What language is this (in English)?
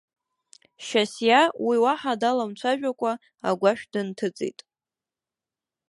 Abkhazian